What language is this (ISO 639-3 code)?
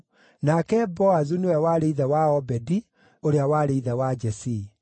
kik